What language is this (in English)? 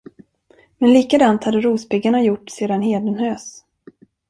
Swedish